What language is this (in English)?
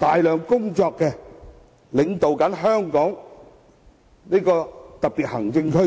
Cantonese